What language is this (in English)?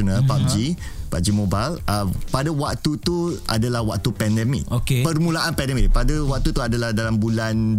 Malay